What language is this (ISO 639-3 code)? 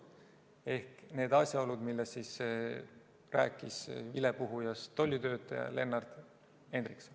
est